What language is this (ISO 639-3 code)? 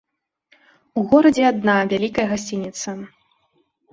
bel